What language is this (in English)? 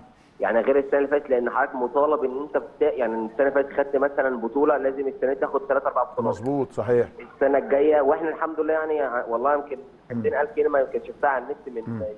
Arabic